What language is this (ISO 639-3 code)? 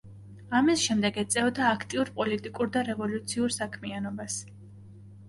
kat